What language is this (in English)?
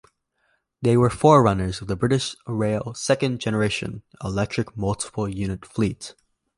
English